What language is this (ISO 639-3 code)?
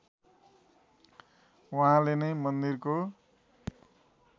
nep